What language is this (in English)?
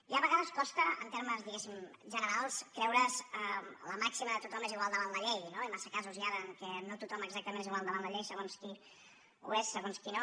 Catalan